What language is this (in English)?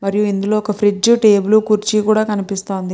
Telugu